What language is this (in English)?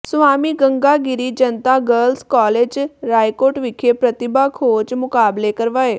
Punjabi